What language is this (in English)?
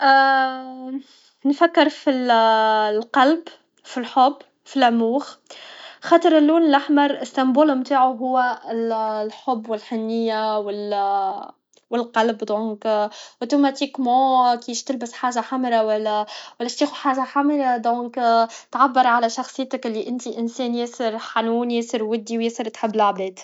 Tunisian Arabic